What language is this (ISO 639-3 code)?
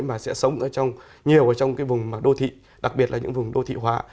vie